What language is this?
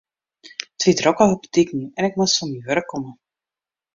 Western Frisian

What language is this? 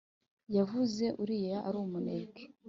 Kinyarwanda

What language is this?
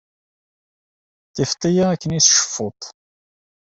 Kabyle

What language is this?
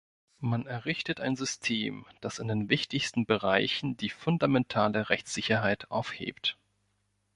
German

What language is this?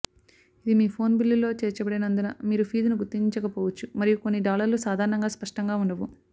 Telugu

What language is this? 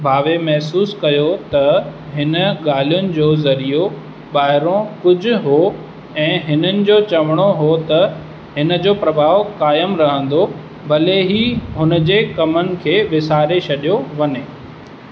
Sindhi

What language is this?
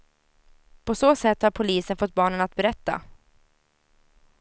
Swedish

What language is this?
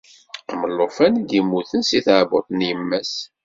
Kabyle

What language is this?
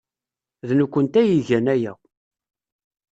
Kabyle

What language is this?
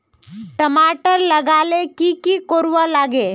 Magahi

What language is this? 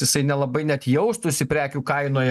Lithuanian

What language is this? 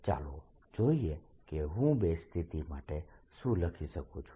Gujarati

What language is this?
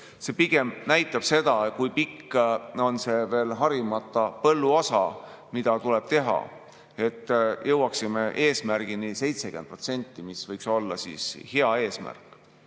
Estonian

